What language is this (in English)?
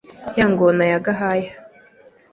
Kinyarwanda